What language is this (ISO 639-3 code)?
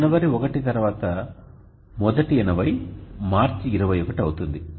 tel